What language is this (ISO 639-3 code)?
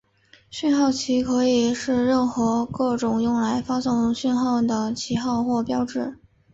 zho